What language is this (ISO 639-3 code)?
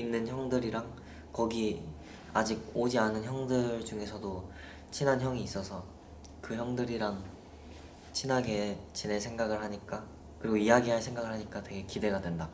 kor